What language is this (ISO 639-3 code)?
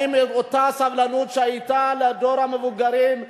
heb